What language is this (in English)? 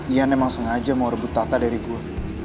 Indonesian